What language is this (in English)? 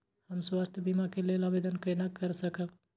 Maithili